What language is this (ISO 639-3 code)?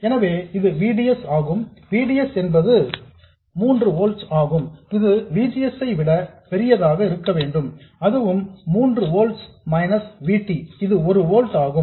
tam